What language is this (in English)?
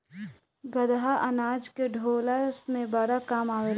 Bhojpuri